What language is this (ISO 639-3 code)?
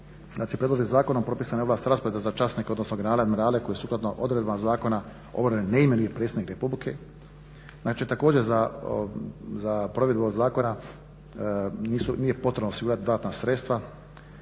hrv